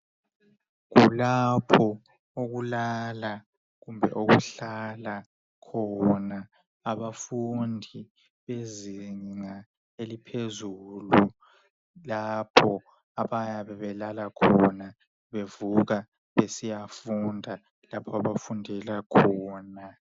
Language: North Ndebele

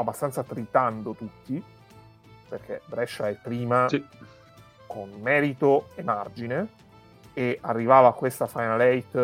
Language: Italian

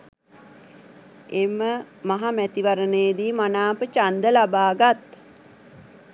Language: Sinhala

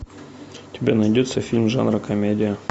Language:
Russian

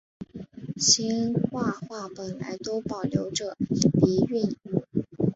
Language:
Chinese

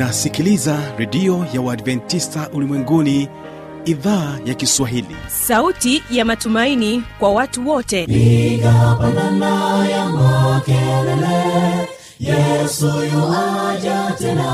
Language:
Swahili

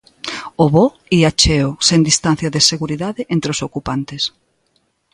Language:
Galician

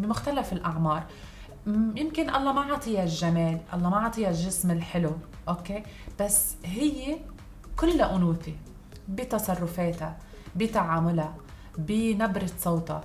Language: Arabic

